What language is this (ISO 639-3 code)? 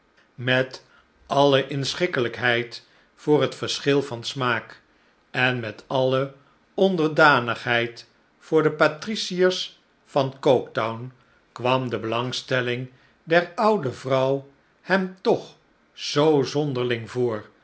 nld